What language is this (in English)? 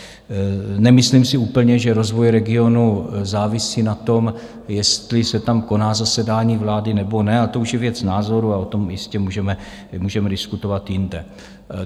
Czech